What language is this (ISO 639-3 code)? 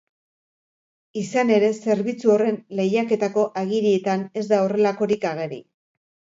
eus